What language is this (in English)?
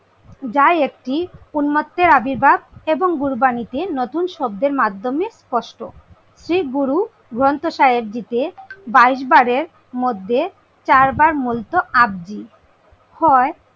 Bangla